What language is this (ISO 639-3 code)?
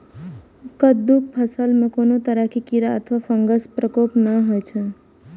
mai